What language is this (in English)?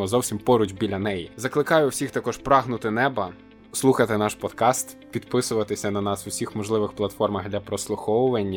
Ukrainian